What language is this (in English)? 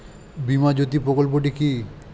Bangla